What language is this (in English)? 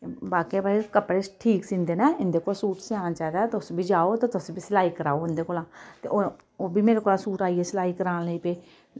Dogri